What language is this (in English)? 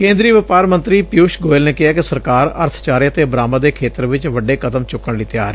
Punjabi